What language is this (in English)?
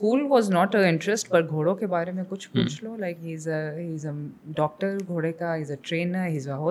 Urdu